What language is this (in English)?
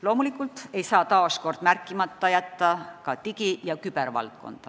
Estonian